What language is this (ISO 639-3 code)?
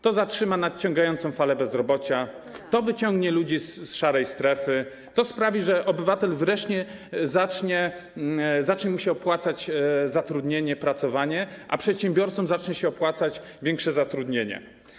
pol